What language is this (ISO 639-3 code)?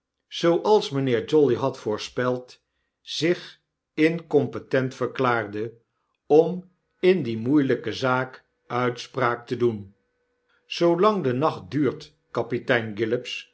nld